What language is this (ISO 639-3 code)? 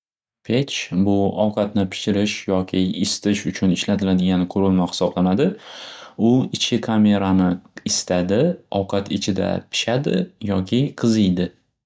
uzb